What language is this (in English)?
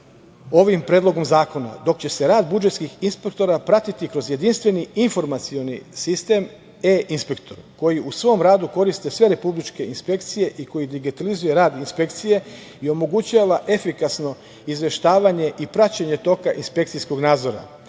Serbian